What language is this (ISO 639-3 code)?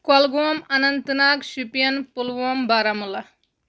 kas